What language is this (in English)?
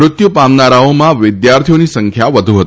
Gujarati